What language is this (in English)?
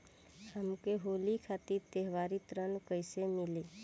Bhojpuri